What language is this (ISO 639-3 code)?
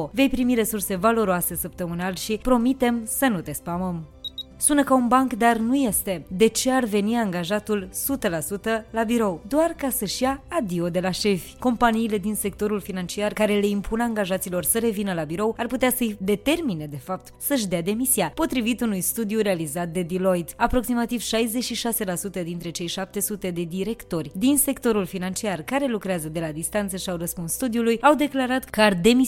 ron